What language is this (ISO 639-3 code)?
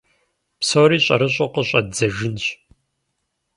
kbd